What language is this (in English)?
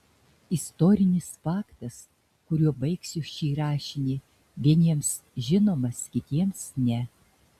Lithuanian